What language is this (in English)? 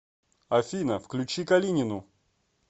Russian